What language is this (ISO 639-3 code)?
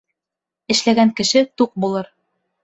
bak